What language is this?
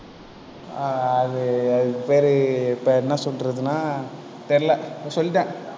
Tamil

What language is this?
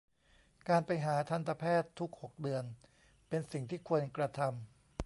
Thai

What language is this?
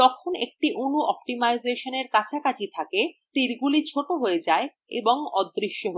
Bangla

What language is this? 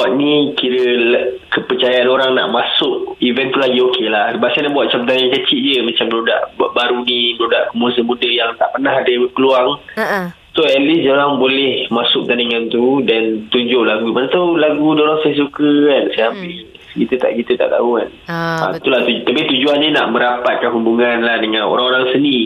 Malay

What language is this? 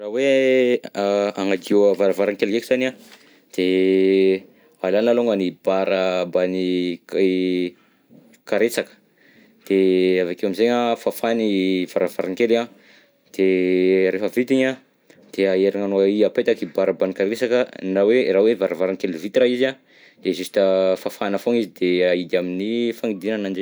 Southern Betsimisaraka Malagasy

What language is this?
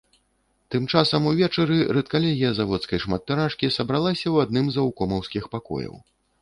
Belarusian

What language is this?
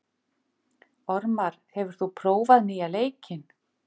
Icelandic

